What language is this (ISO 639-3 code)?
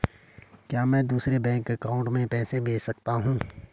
hin